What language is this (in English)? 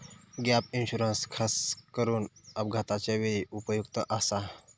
Marathi